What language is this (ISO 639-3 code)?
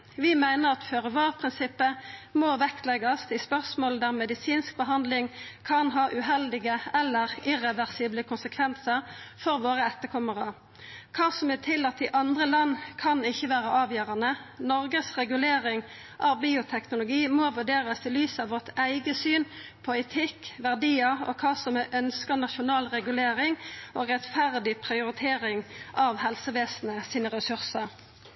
nno